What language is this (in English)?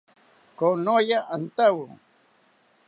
South Ucayali Ashéninka